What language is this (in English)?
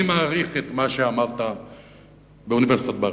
Hebrew